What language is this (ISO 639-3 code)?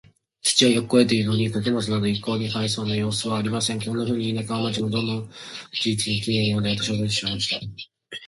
jpn